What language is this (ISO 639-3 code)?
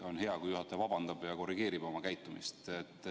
est